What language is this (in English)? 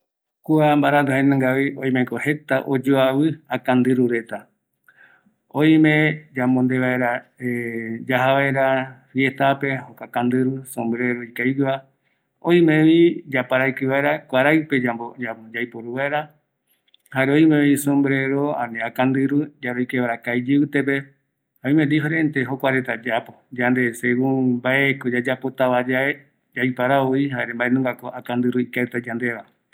Eastern Bolivian Guaraní